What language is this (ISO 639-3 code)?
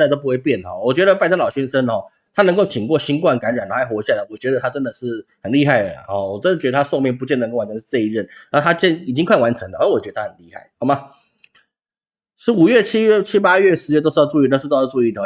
zho